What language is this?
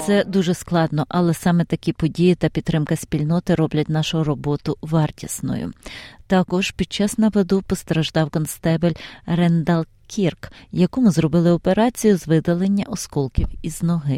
Ukrainian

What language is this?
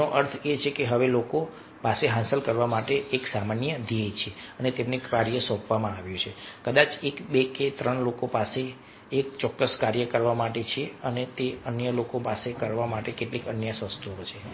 Gujarati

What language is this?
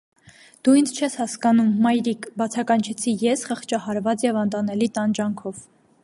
Armenian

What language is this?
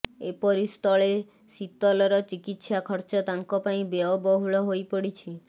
Odia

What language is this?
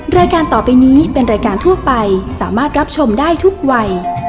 Thai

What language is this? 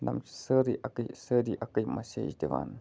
Kashmiri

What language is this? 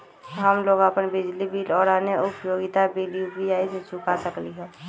Magahi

